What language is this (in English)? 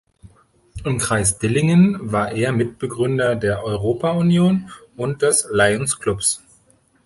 German